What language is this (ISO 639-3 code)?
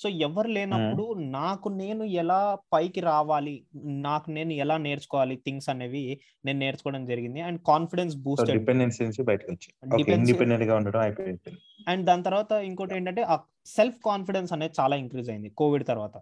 tel